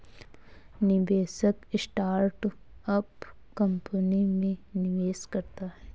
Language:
Hindi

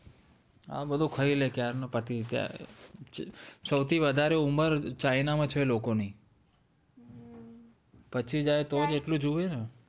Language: Gujarati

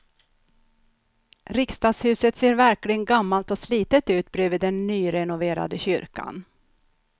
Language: Swedish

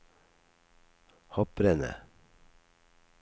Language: Norwegian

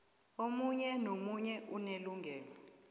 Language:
South Ndebele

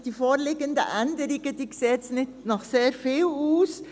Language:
Swiss German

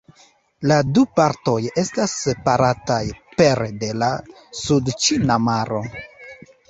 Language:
Esperanto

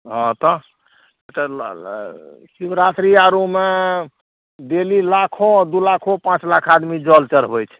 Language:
Maithili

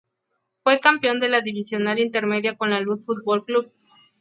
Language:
Spanish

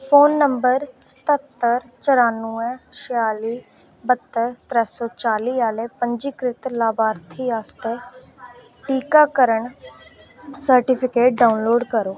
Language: Dogri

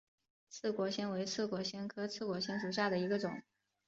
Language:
Chinese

